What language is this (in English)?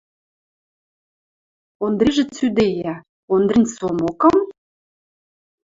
Western Mari